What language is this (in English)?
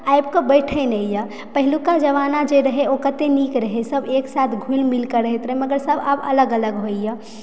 Maithili